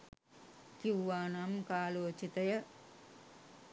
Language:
Sinhala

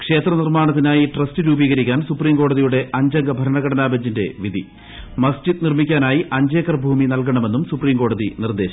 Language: Malayalam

